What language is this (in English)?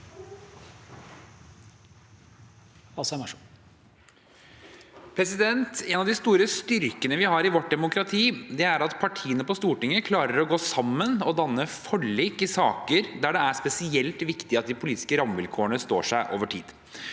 Norwegian